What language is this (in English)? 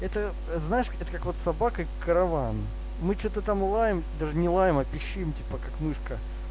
Russian